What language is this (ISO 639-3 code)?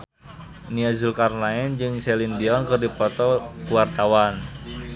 sun